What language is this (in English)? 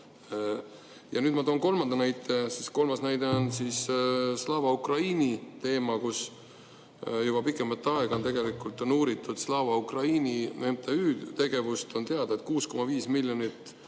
Estonian